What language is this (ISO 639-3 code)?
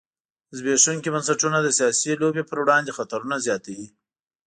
pus